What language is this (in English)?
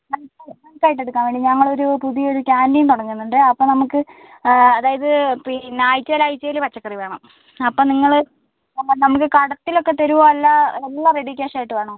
Malayalam